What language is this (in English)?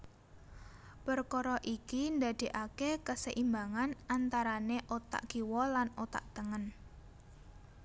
Javanese